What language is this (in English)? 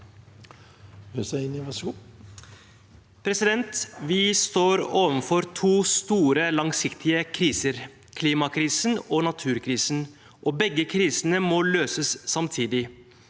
Norwegian